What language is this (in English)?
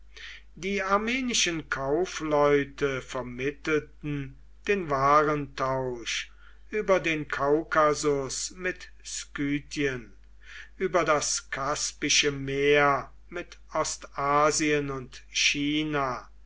German